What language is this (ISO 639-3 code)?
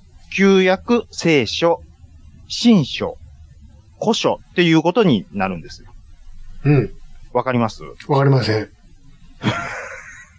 jpn